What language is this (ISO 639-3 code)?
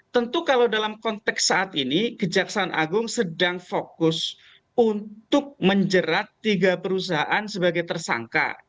ind